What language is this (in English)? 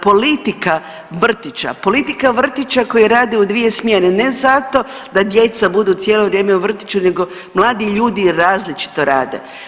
Croatian